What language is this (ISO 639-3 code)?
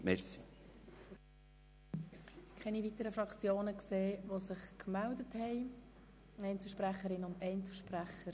gsw